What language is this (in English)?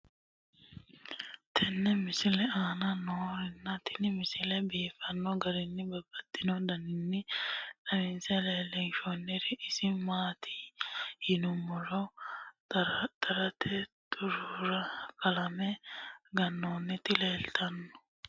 Sidamo